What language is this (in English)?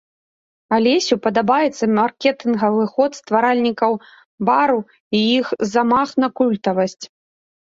Belarusian